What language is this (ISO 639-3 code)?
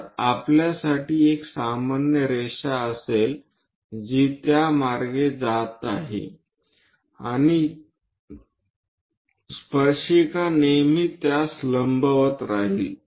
mar